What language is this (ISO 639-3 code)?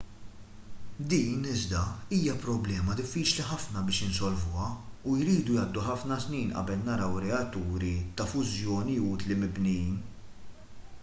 mlt